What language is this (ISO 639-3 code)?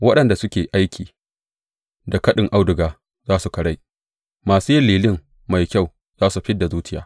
hau